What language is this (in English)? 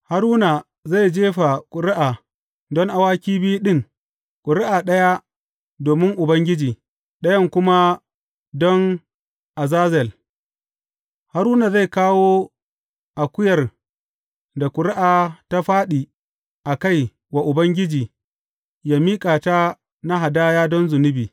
Hausa